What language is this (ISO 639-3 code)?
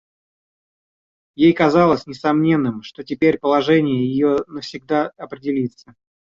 rus